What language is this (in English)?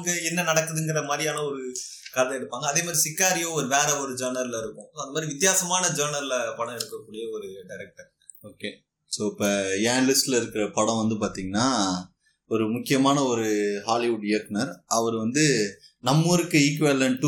Tamil